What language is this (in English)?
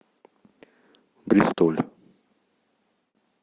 Russian